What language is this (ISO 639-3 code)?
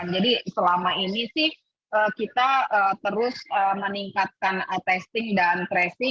ind